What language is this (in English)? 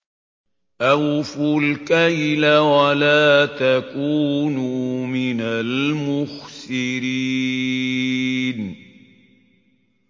Arabic